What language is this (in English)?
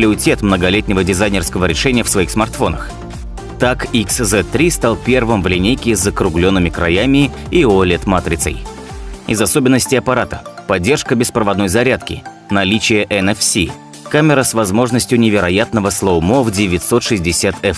Russian